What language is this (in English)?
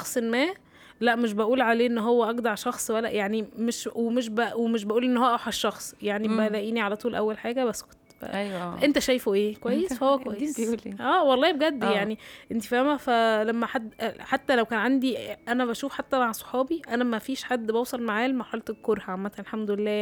Arabic